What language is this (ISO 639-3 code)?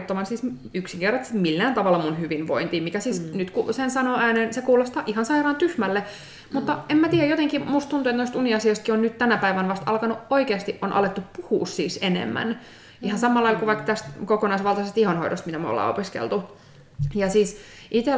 fin